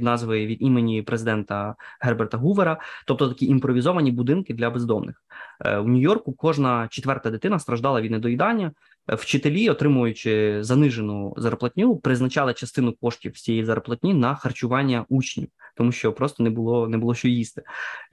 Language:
Ukrainian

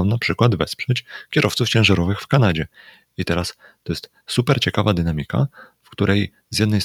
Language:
Polish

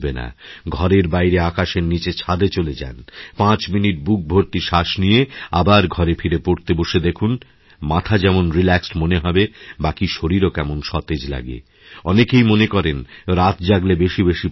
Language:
Bangla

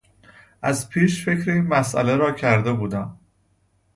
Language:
Persian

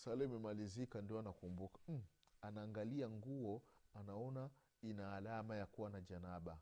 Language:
Swahili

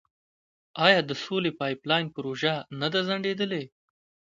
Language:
Pashto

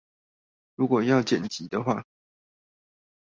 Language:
Chinese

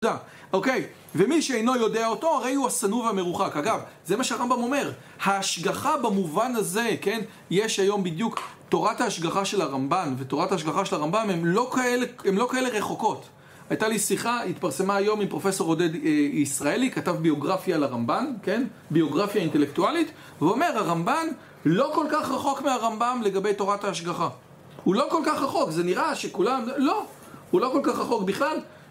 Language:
Hebrew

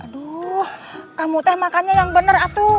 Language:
Indonesian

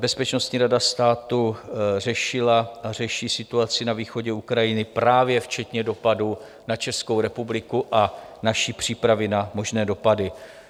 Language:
Czech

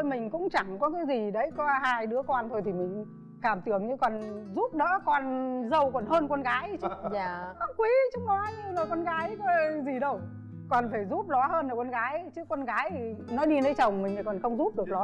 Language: Vietnamese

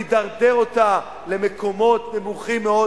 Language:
Hebrew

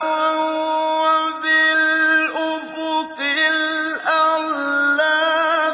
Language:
Arabic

